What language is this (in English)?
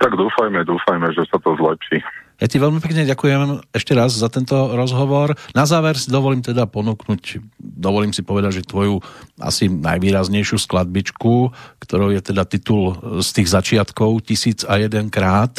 Slovak